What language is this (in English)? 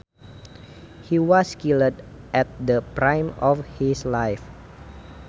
Sundanese